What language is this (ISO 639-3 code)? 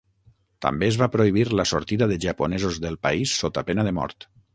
cat